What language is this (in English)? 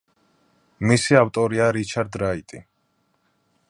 Georgian